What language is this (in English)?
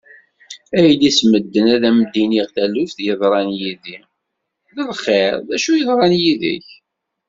Kabyle